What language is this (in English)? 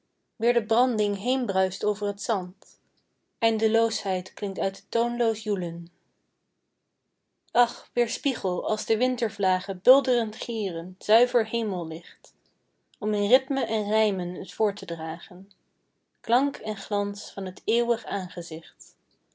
Dutch